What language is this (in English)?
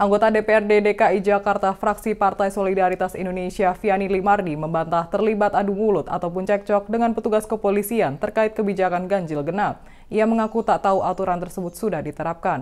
Indonesian